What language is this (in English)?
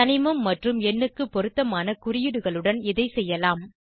Tamil